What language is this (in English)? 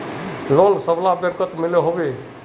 Magahi